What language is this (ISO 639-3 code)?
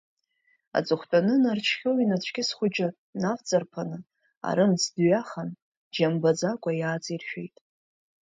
abk